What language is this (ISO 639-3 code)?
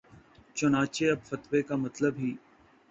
urd